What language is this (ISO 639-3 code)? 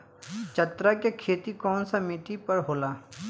bho